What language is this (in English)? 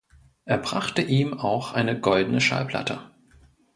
German